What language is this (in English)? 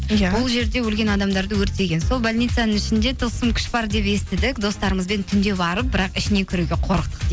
Kazakh